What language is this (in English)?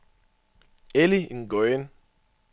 Danish